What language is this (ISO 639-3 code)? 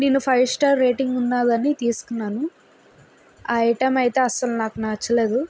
tel